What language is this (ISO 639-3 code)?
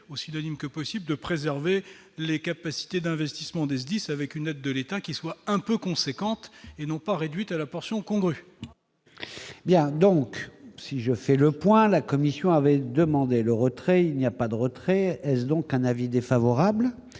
fra